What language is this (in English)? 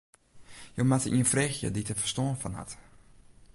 Western Frisian